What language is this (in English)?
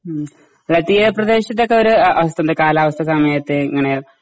Malayalam